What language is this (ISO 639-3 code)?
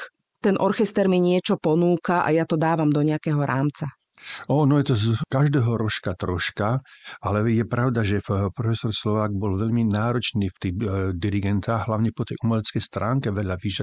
slk